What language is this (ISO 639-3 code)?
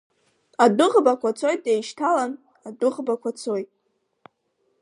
abk